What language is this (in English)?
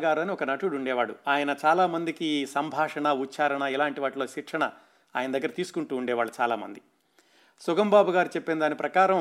Telugu